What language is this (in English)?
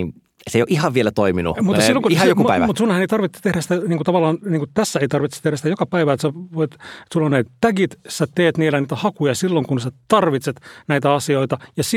Finnish